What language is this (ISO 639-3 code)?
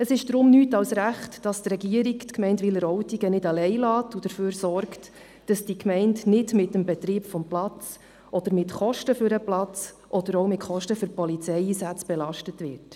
gsw